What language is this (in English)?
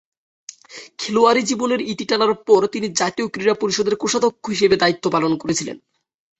Bangla